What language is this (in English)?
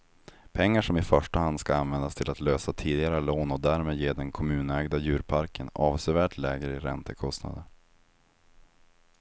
Swedish